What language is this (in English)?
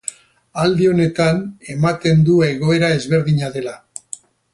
Basque